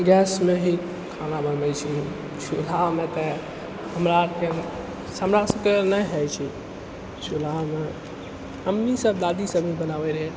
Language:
Maithili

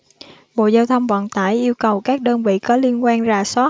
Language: Vietnamese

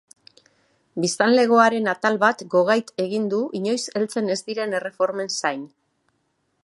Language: Basque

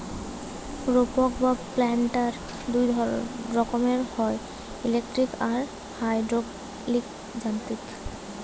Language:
Bangla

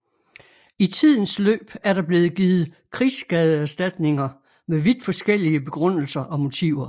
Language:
Danish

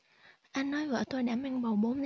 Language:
Vietnamese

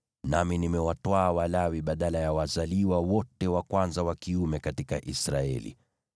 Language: Swahili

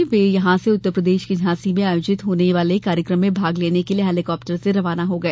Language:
Hindi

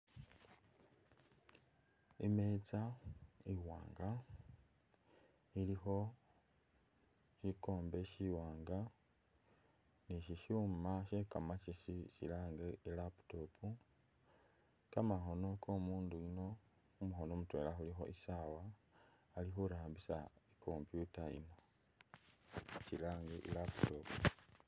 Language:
Masaaba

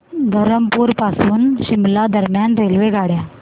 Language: Marathi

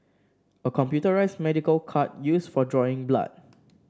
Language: English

